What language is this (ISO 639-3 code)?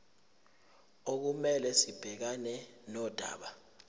zul